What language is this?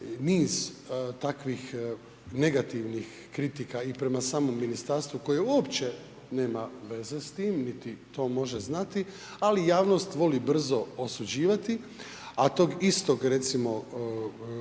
Croatian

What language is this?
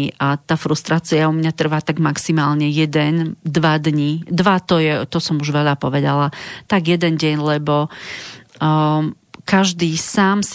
Slovak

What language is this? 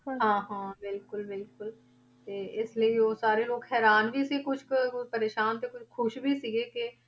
Punjabi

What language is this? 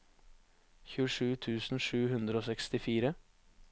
Norwegian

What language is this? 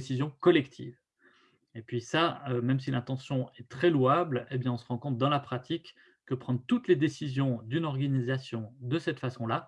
French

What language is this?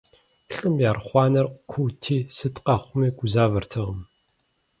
Kabardian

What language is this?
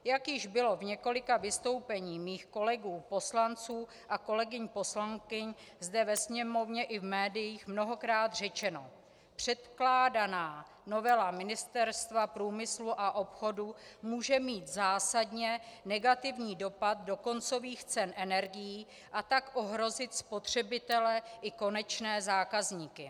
Czech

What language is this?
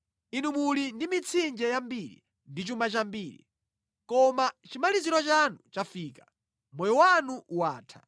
Nyanja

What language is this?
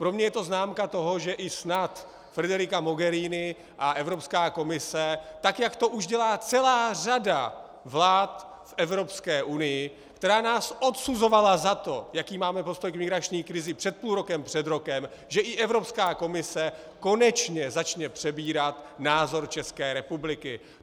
Czech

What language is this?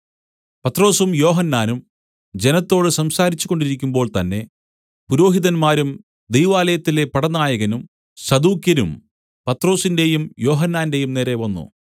Malayalam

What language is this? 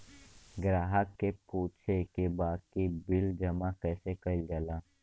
Bhojpuri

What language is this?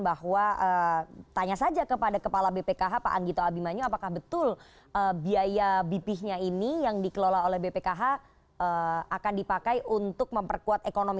Indonesian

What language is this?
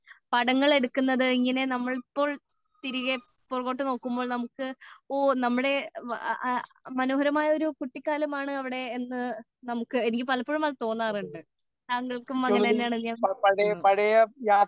Malayalam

